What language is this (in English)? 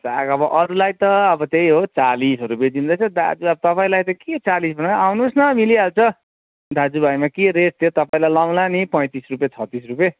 Nepali